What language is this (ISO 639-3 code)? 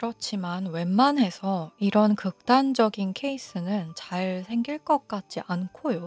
kor